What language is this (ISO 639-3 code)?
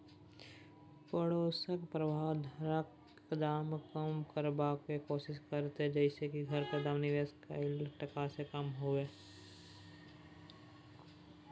mai